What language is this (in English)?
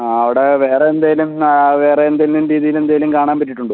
Malayalam